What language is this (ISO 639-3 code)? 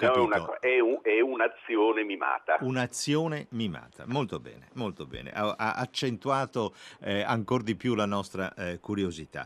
ita